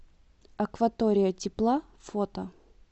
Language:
Russian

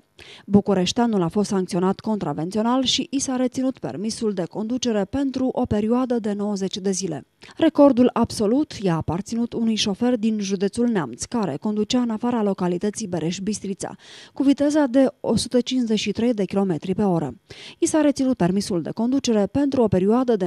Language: Romanian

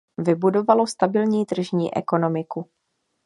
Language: Czech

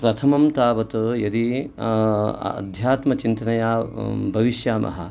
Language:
Sanskrit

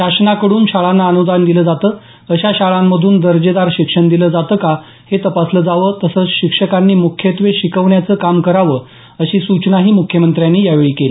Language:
Marathi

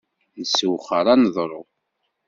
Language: Kabyle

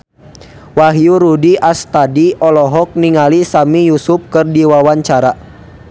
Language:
Sundanese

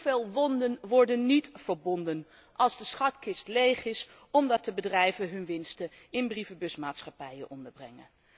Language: Dutch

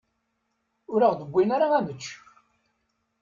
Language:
Kabyle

